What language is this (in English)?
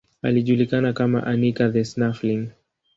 Swahili